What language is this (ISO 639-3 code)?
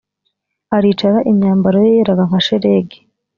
kin